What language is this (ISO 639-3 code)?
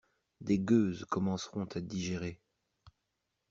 fra